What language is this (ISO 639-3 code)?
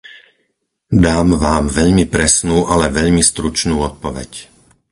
slk